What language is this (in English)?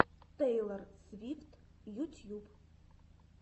Russian